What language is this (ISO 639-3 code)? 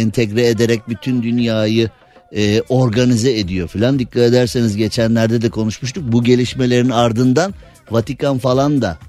tur